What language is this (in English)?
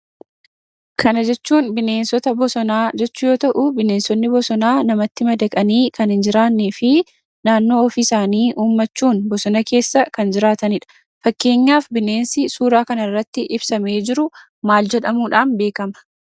Oromo